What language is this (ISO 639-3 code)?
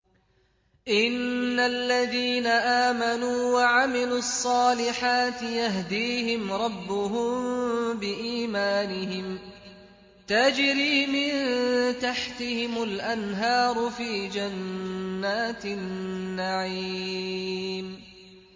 ara